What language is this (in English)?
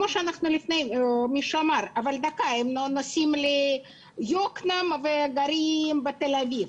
Hebrew